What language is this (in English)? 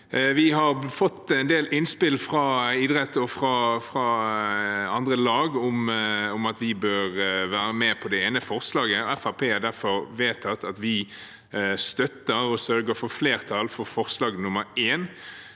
Norwegian